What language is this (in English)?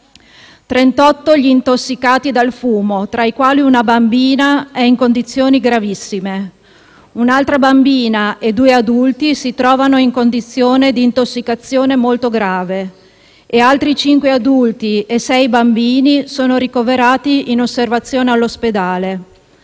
Italian